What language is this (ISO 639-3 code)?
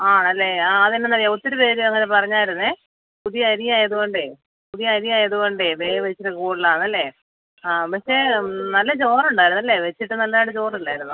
mal